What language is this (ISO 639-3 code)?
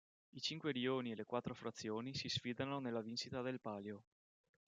ita